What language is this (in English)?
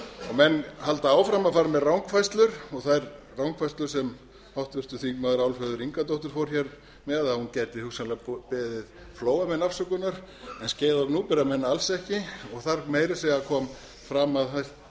Icelandic